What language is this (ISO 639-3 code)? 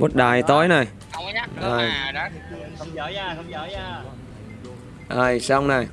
vie